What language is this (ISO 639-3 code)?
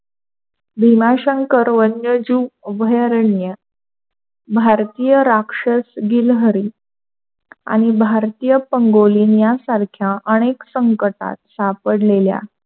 mar